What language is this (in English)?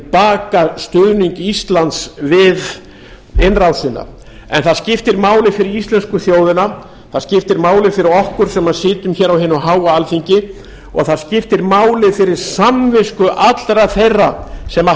Icelandic